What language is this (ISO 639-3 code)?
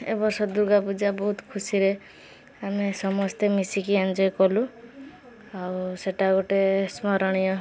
ori